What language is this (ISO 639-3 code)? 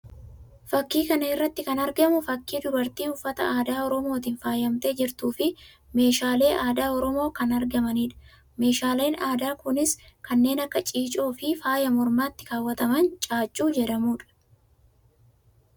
orm